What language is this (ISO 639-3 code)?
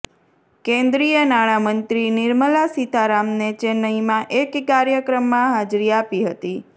guj